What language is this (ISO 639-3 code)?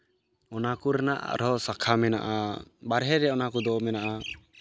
sat